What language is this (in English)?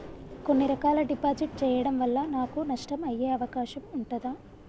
Telugu